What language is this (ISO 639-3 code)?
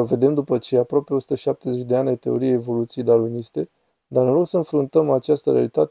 ron